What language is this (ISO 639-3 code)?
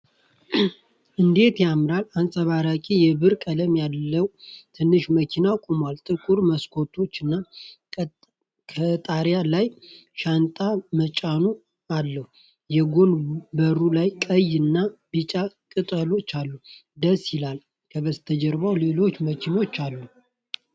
amh